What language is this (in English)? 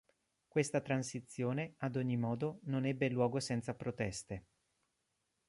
Italian